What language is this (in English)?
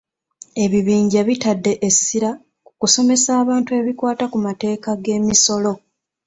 Ganda